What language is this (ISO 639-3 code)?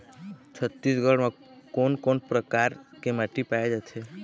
hne